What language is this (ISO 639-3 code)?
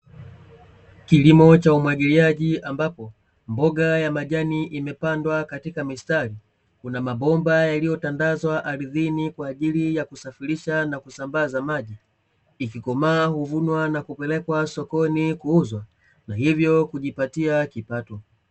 swa